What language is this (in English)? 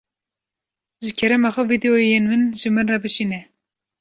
Kurdish